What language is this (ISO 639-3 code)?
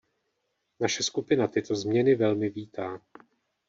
ces